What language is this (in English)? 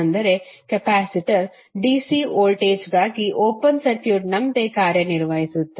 Kannada